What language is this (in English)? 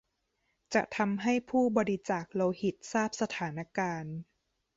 Thai